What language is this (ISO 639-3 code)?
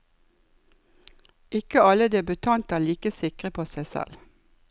nor